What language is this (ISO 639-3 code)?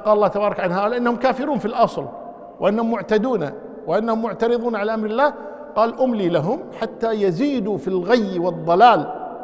ara